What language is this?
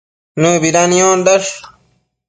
Matsés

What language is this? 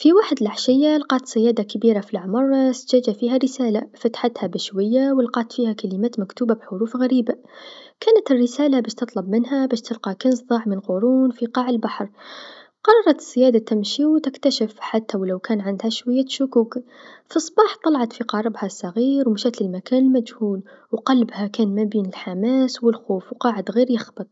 Tunisian Arabic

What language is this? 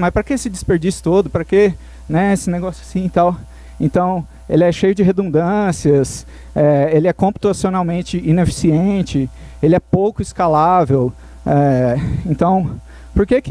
Portuguese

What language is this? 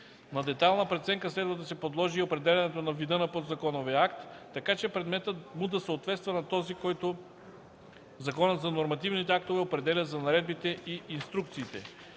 Bulgarian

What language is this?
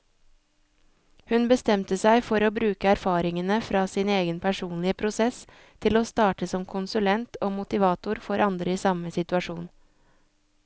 Norwegian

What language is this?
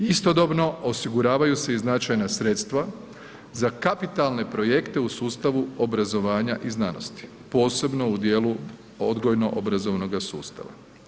Croatian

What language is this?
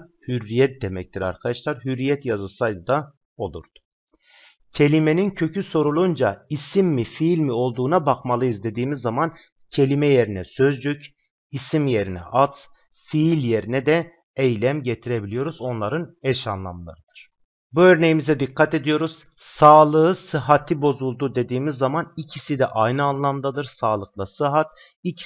Turkish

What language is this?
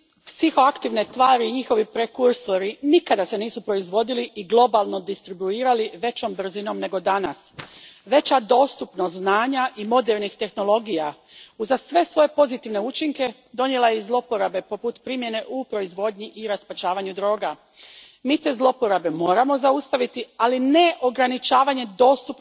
Croatian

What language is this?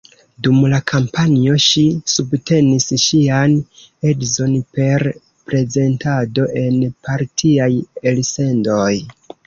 Esperanto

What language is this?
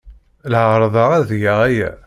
Kabyle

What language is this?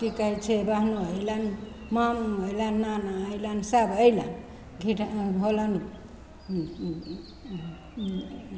Maithili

